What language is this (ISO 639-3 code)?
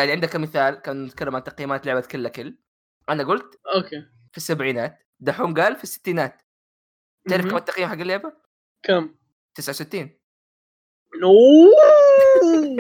ara